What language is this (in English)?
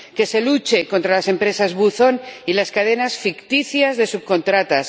Spanish